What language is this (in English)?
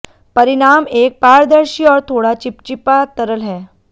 Hindi